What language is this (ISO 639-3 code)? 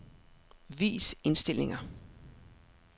dan